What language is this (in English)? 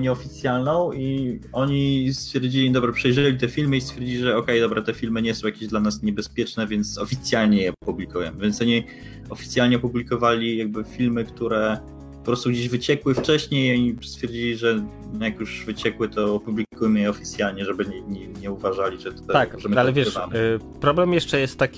Polish